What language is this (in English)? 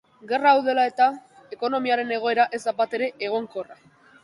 Basque